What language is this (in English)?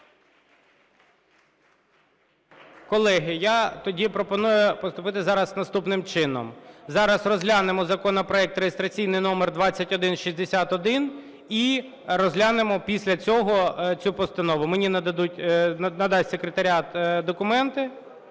Ukrainian